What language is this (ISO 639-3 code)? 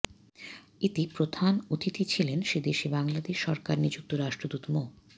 ben